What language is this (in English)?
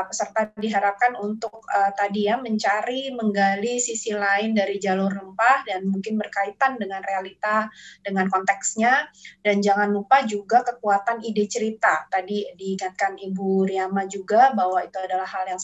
Indonesian